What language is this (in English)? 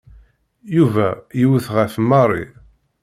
Kabyle